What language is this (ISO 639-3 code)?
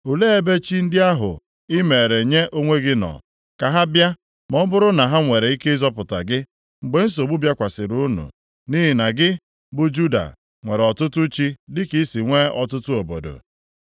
ibo